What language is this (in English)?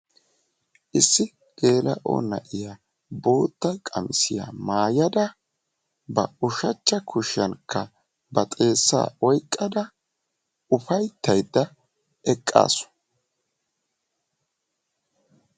Wolaytta